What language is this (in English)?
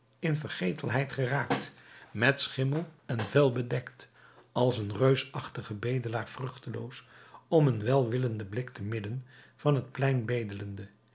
Dutch